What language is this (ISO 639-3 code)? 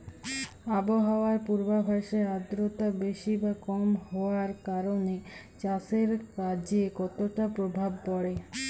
ben